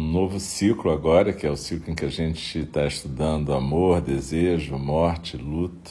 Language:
Portuguese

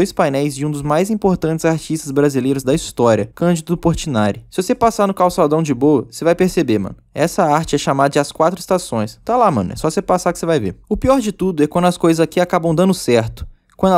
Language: Portuguese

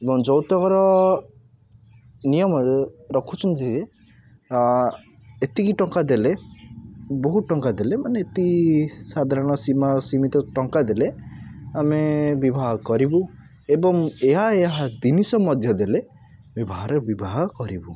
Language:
Odia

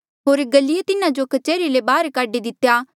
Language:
Mandeali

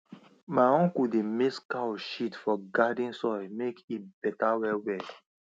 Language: Nigerian Pidgin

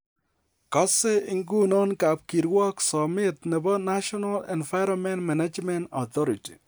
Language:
Kalenjin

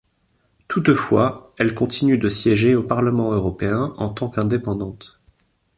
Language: French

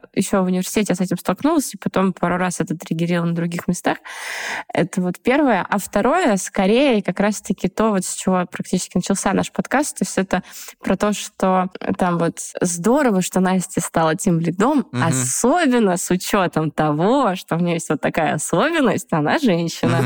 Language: Russian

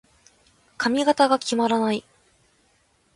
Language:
Japanese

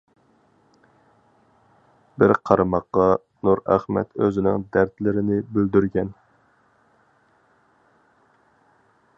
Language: Uyghur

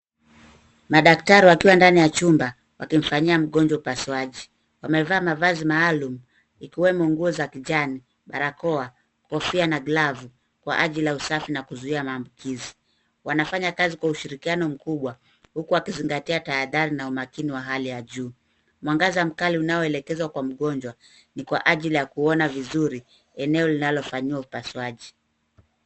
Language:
Swahili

